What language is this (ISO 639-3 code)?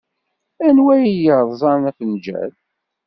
kab